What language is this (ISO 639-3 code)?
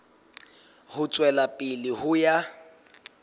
sot